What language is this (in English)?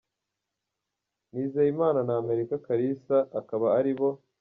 Kinyarwanda